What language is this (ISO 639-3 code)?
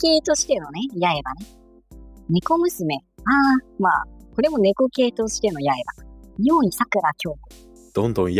jpn